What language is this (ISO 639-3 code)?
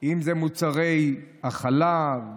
heb